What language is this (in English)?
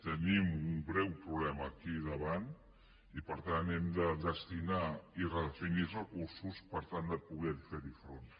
Catalan